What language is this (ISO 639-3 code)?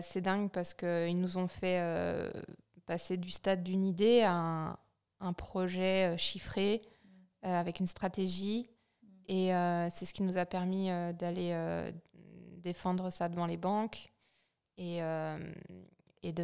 fra